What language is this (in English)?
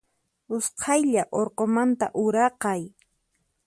Puno Quechua